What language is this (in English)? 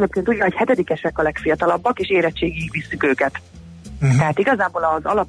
Hungarian